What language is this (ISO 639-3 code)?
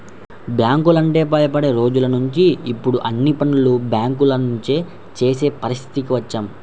tel